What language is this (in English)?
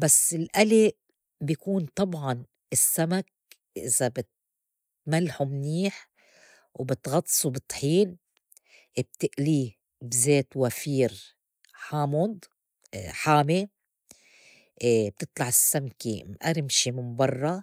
North Levantine Arabic